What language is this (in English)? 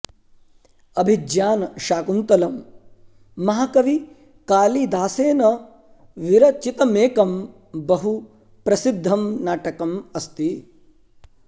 Sanskrit